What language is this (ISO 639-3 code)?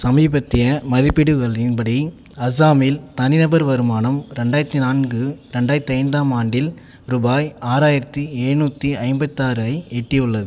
tam